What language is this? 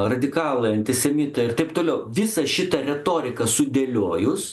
Lithuanian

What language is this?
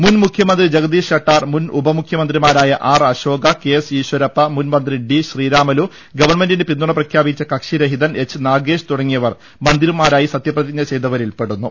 Malayalam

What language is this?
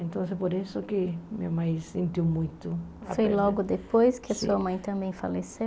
Portuguese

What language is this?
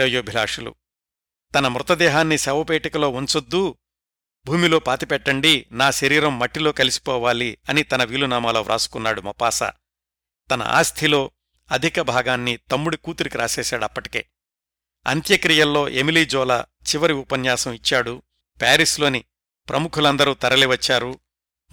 Telugu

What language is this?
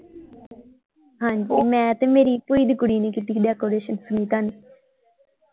Punjabi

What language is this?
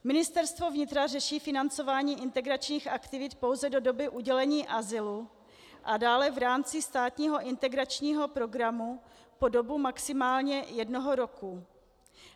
Czech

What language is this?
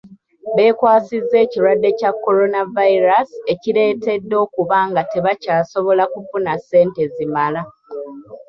Ganda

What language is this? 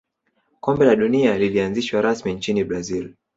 Swahili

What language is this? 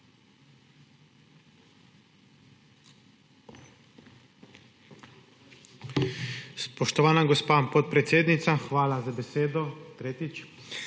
Slovenian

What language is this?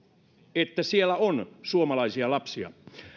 Finnish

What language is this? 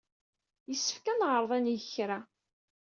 Kabyle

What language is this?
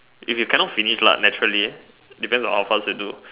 English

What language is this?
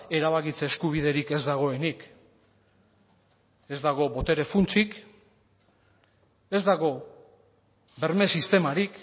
Basque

